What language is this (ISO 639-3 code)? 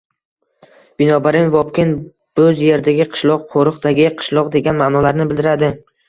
uzb